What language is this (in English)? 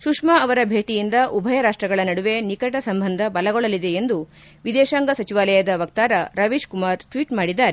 Kannada